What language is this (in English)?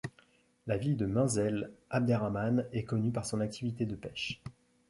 French